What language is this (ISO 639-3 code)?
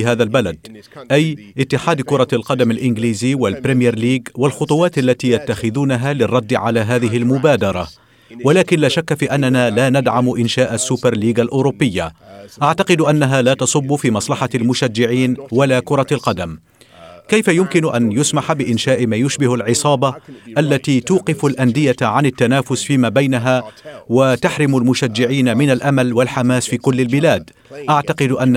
ara